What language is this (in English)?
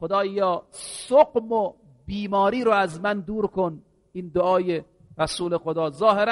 Persian